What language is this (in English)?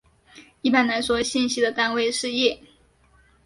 Chinese